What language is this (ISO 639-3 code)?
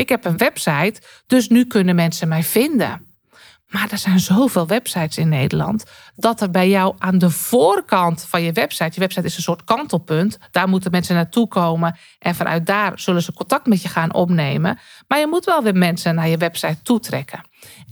nld